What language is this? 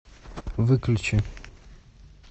Russian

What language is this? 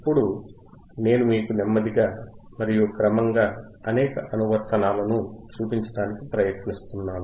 Telugu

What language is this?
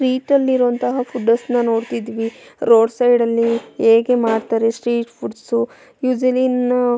Kannada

